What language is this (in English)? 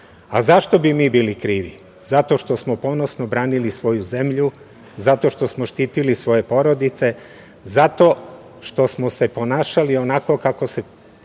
Serbian